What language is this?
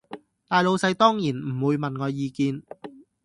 Cantonese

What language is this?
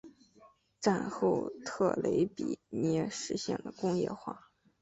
Chinese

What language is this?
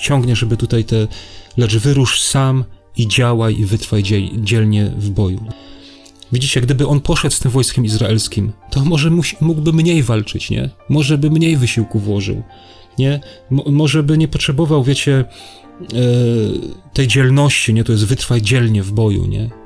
Polish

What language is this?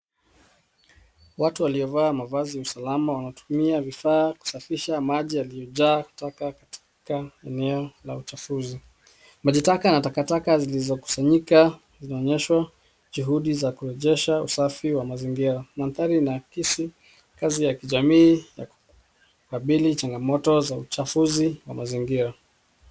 Swahili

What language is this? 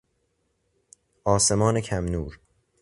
Persian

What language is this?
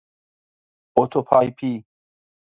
Persian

